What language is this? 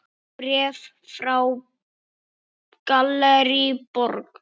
Icelandic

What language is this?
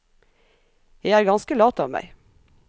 Norwegian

